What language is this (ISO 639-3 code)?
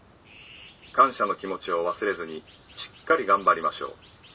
jpn